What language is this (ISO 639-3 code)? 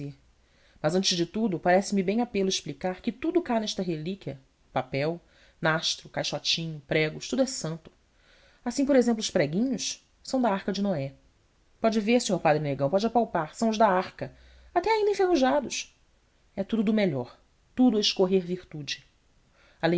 por